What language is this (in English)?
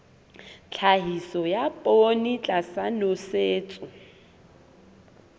Southern Sotho